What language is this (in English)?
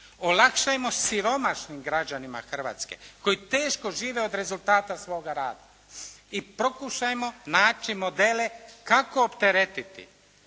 Croatian